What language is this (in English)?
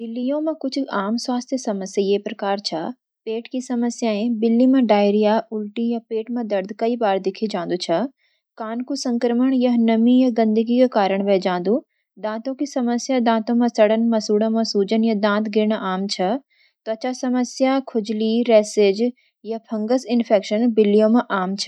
Garhwali